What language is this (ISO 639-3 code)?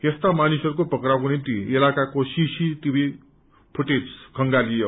nep